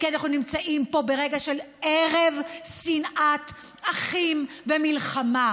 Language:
Hebrew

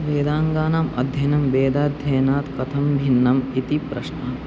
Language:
Sanskrit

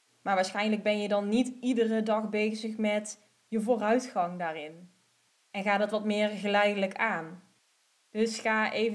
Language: Dutch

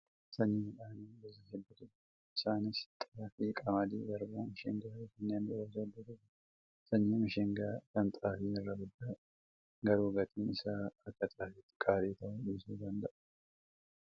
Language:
Oromo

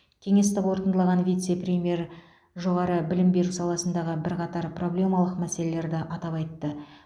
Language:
Kazakh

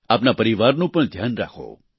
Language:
Gujarati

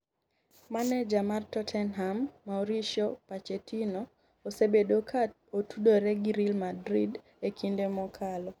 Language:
Luo (Kenya and Tanzania)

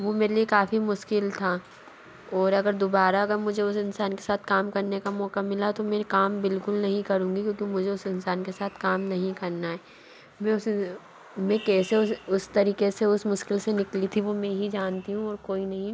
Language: Hindi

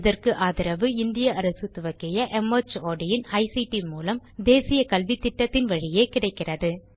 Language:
Tamil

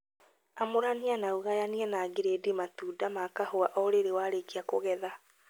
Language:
Kikuyu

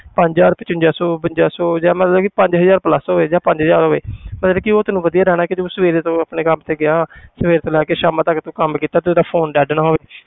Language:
Punjabi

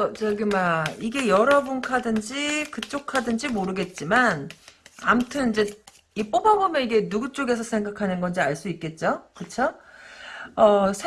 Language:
Korean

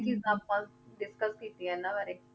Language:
Punjabi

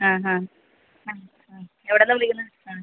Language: Malayalam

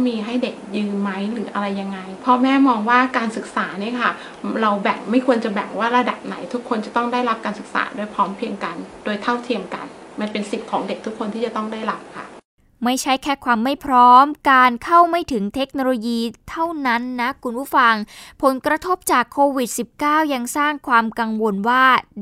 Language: Thai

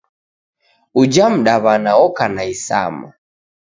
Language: Taita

